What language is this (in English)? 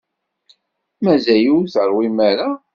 Kabyle